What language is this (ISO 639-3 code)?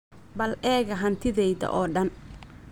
som